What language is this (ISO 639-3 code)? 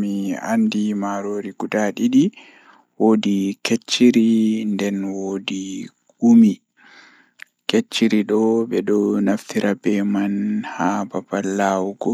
ful